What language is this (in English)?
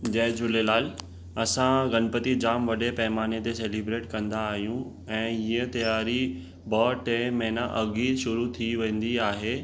Sindhi